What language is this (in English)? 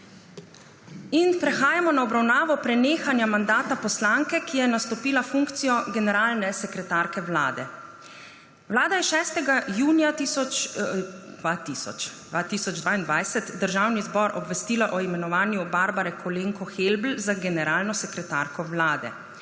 Slovenian